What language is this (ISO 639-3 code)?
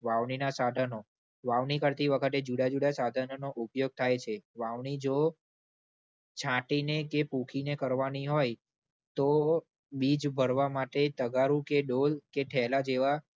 guj